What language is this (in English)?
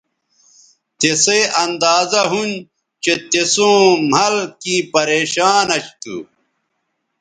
Bateri